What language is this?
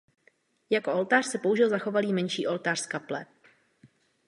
Czech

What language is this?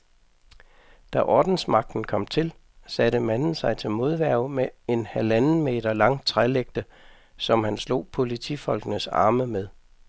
Danish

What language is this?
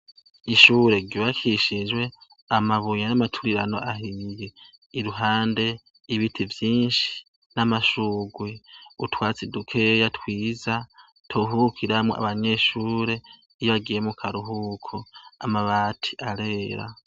Rundi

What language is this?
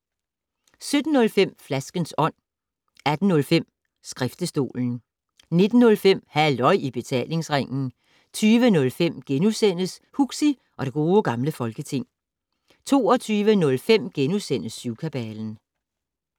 Danish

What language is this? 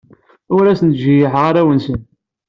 Kabyle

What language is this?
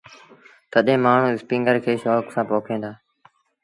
Sindhi Bhil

